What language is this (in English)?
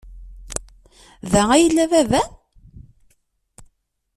Kabyle